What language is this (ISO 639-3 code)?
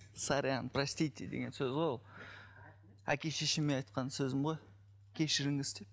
kaz